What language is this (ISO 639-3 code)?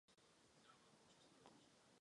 ces